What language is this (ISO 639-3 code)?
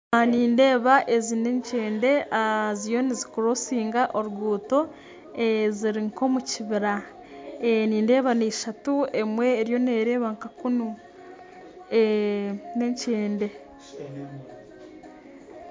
nyn